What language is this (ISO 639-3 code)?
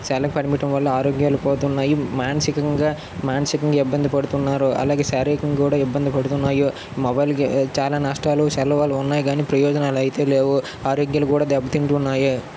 tel